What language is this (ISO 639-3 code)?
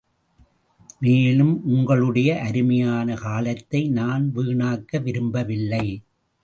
tam